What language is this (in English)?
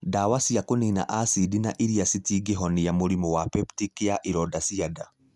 Kikuyu